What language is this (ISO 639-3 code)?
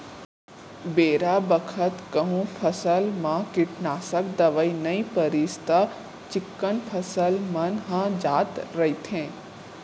hne